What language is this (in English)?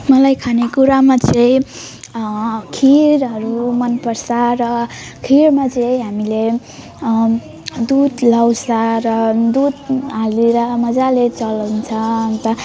Nepali